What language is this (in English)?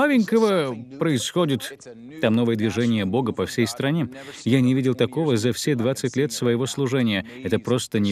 Russian